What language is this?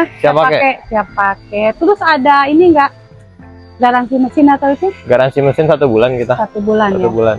Indonesian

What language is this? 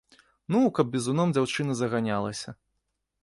Belarusian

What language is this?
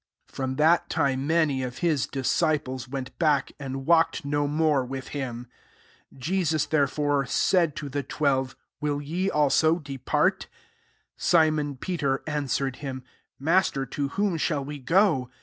English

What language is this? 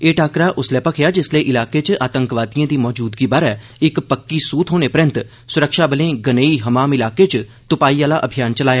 Dogri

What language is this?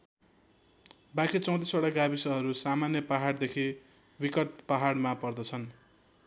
Nepali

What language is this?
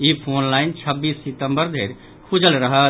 Maithili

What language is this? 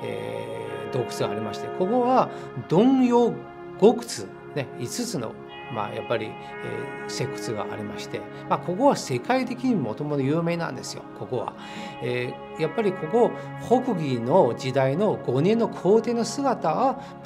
Japanese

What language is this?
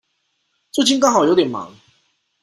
Chinese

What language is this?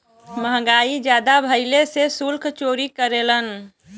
Bhojpuri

